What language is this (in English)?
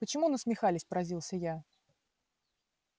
Russian